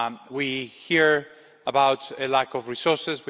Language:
English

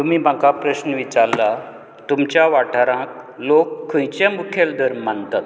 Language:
Konkani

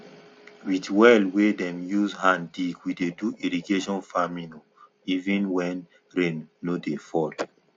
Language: Nigerian Pidgin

